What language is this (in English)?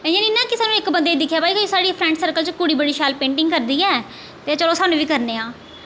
Dogri